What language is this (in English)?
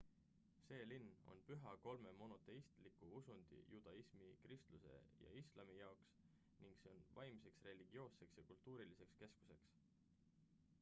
Estonian